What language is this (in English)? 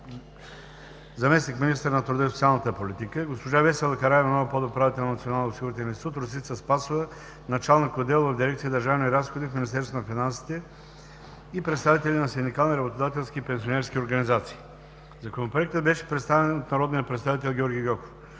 Bulgarian